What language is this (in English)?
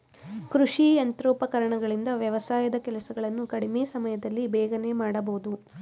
Kannada